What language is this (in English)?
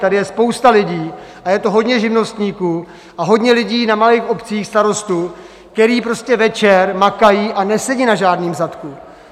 Czech